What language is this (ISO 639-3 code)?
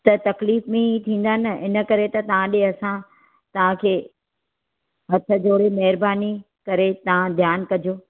snd